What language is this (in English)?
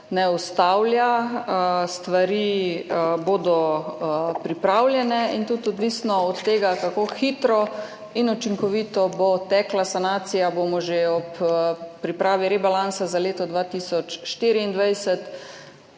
Slovenian